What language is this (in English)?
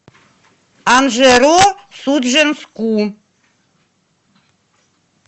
Russian